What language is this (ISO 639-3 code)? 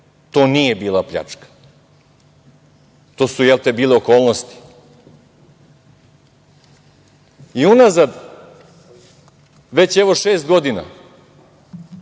srp